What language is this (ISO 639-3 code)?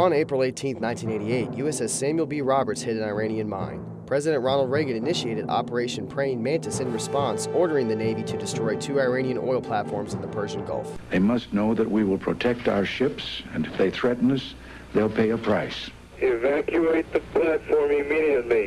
eng